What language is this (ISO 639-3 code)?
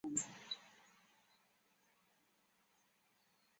zho